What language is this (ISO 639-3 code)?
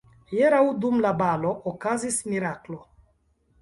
epo